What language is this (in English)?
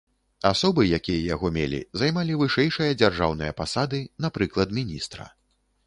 Belarusian